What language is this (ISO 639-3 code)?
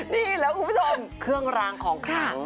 tha